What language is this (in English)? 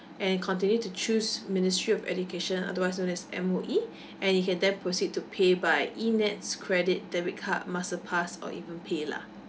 English